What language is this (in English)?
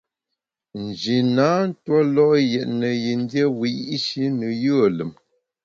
Bamun